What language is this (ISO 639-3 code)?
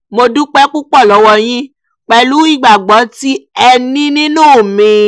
yor